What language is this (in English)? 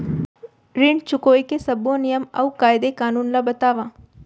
Chhattisgarhi